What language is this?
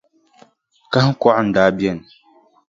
Dagbani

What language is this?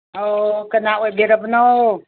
Manipuri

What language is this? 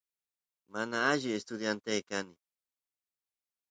Santiago del Estero Quichua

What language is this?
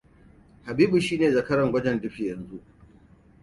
Hausa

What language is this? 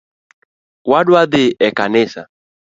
Luo (Kenya and Tanzania)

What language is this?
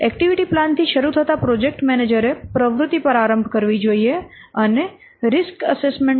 Gujarati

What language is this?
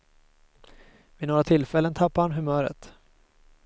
Swedish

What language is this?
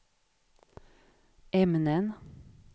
Swedish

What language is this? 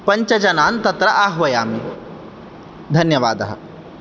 Sanskrit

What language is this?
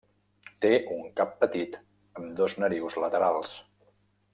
Catalan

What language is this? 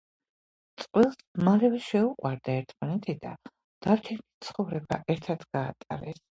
Georgian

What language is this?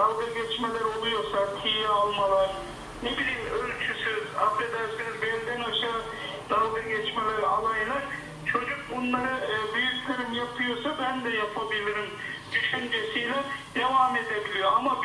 Turkish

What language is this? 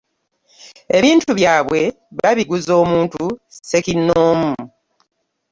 Ganda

